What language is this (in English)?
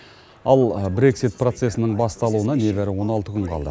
Kazakh